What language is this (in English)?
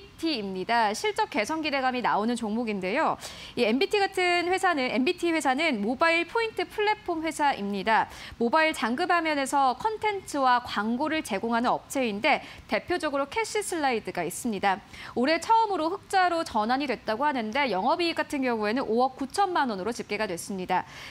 Korean